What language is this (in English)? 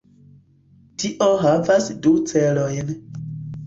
Esperanto